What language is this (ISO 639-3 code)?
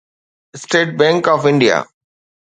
snd